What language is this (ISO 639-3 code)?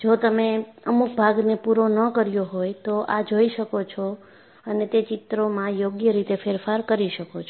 guj